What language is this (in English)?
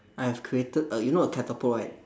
English